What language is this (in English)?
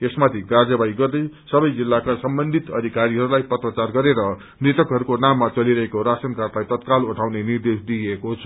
Nepali